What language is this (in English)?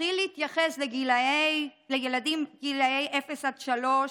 Hebrew